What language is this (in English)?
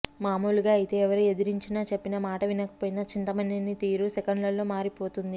Telugu